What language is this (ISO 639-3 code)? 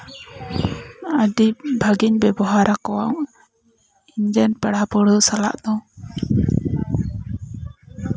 sat